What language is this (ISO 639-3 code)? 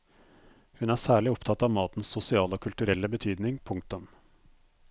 nor